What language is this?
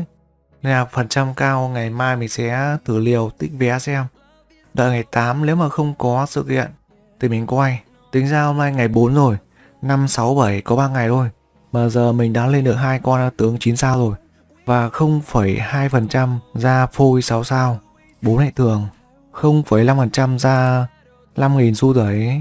Vietnamese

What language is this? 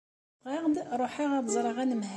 Kabyle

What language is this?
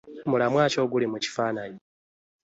Ganda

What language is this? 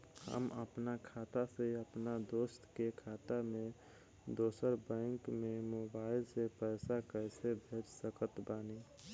Bhojpuri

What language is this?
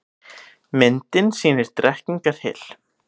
Icelandic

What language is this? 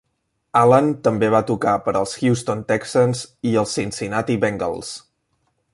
Catalan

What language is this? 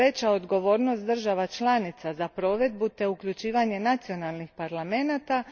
Croatian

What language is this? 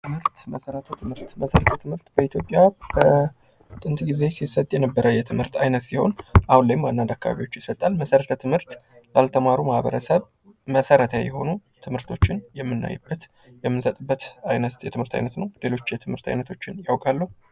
Amharic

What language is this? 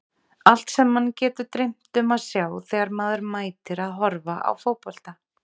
Icelandic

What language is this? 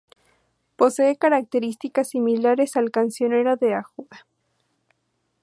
Spanish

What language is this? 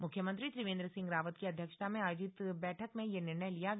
Hindi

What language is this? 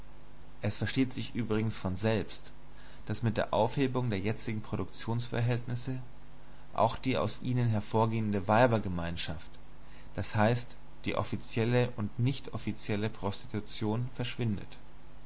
German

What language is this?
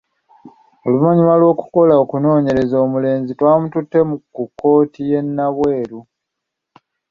Ganda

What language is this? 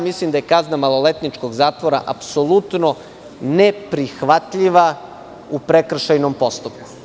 Serbian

